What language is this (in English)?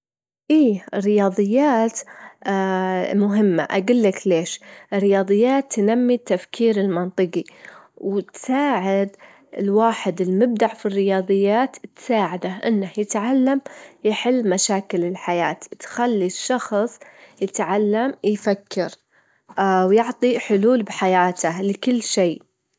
Gulf Arabic